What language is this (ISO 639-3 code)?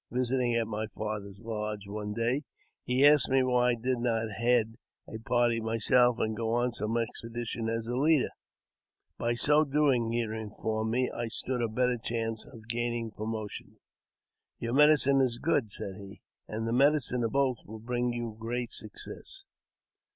eng